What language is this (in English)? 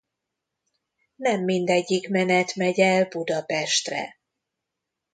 Hungarian